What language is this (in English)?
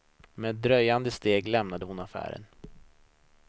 Swedish